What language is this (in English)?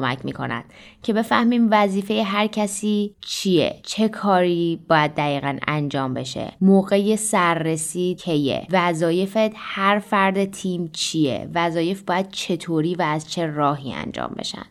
Persian